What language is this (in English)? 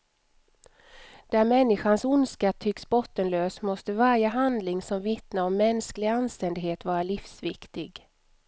Swedish